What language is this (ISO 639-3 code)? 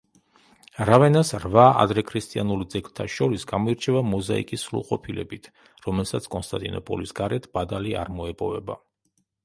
kat